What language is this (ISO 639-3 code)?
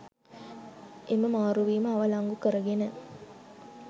sin